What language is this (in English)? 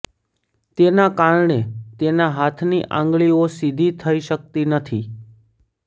Gujarati